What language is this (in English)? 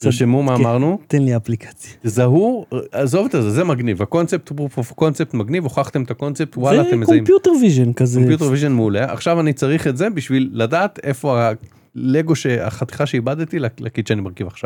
Hebrew